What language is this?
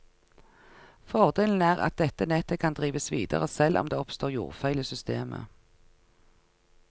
Norwegian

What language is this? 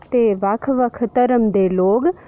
Dogri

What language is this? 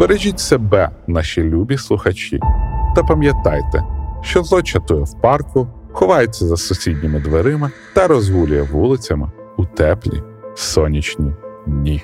Ukrainian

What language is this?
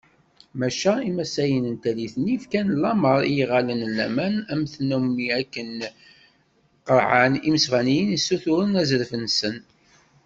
Kabyle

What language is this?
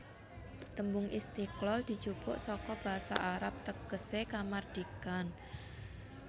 Javanese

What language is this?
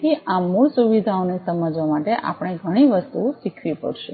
Gujarati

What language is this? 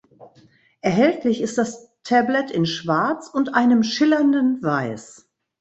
German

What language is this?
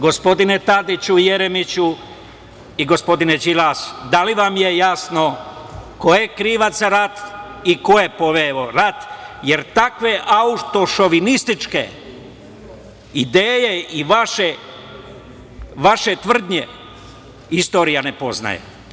Serbian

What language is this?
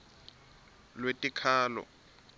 Swati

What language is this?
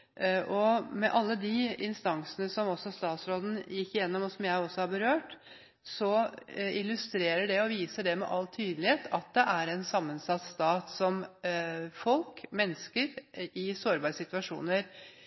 Norwegian Bokmål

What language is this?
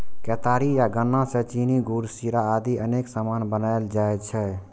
Maithili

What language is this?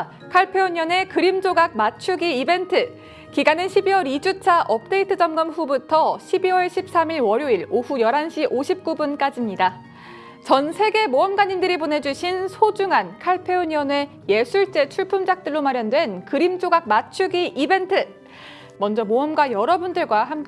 Korean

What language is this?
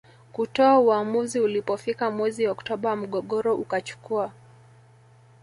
Swahili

